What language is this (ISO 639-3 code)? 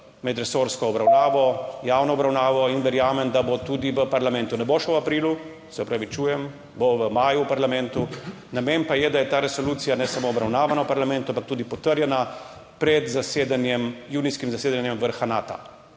slv